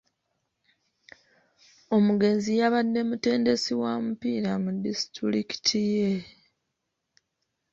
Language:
Ganda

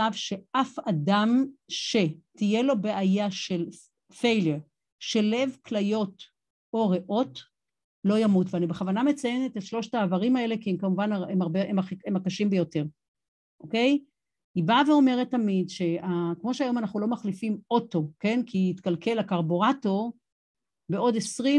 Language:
Hebrew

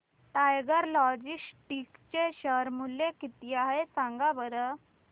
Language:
Marathi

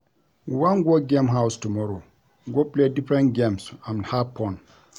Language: Nigerian Pidgin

